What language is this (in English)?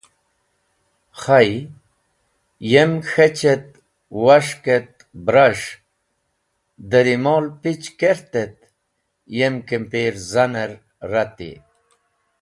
Wakhi